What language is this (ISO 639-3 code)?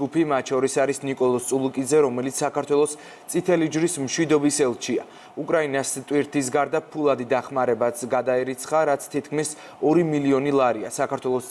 ron